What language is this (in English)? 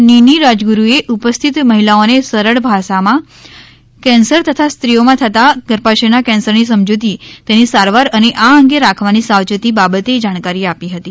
Gujarati